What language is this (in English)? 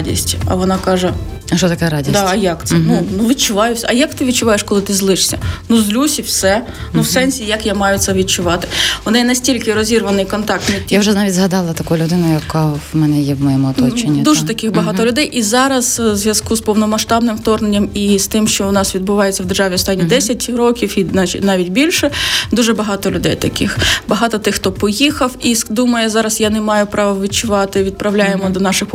Ukrainian